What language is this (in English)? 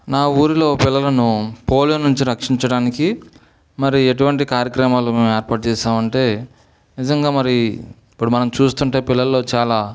Telugu